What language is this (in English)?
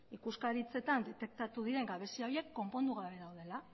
Basque